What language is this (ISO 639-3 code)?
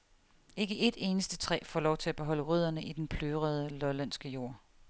dan